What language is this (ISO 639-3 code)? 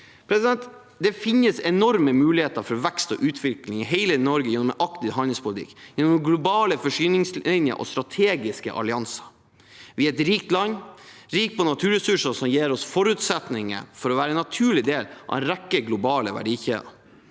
nor